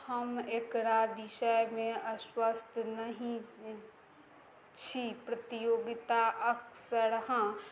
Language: Maithili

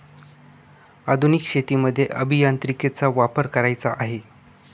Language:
Marathi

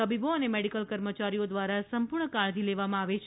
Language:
Gujarati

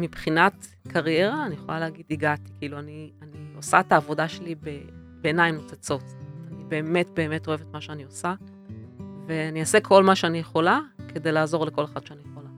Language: Hebrew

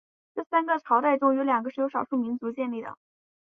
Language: Chinese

